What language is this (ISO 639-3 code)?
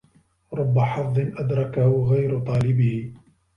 ara